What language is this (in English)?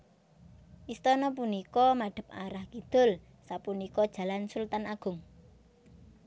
Javanese